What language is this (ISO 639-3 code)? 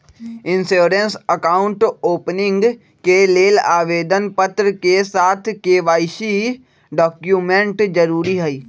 mag